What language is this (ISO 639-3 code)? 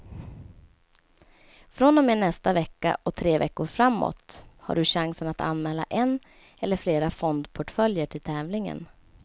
swe